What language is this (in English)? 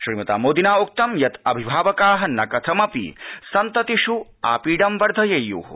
Sanskrit